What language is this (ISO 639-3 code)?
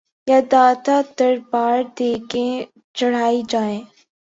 urd